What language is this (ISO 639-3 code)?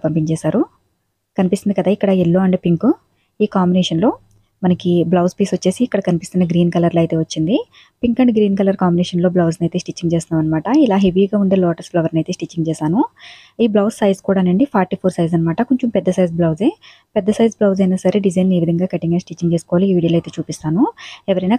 tel